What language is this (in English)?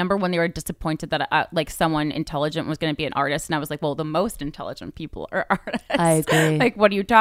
English